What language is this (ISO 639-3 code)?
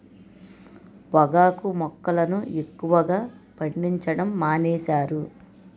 tel